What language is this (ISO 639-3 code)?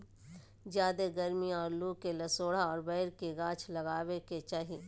mag